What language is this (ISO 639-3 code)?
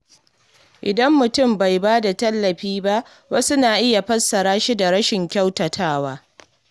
hau